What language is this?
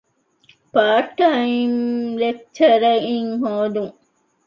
Divehi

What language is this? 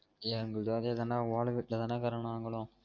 Tamil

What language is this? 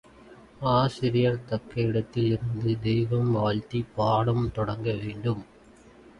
Tamil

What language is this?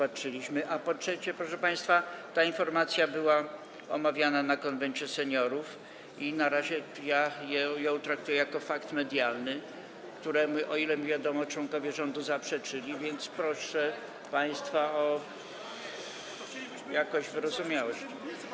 Polish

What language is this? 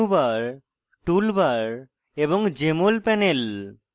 Bangla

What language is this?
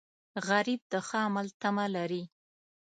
Pashto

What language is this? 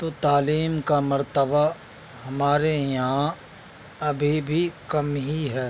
Urdu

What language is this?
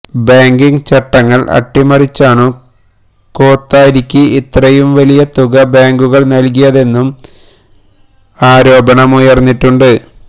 Malayalam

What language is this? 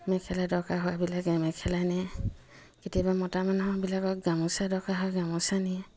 Assamese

